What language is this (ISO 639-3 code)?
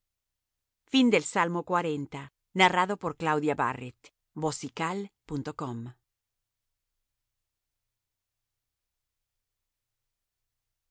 spa